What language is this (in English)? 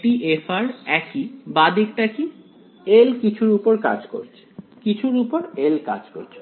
Bangla